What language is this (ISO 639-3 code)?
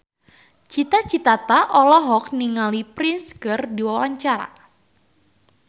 sun